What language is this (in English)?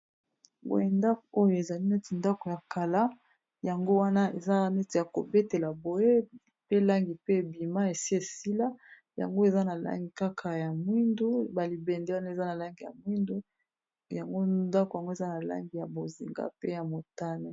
Lingala